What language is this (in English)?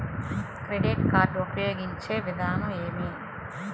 Telugu